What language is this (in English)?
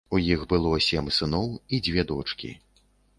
Belarusian